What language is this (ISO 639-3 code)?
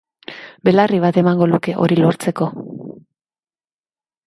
eus